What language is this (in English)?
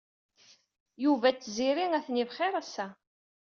Kabyle